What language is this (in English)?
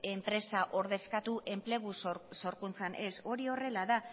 Basque